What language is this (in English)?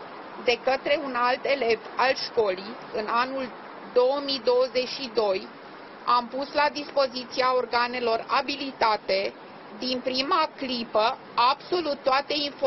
Romanian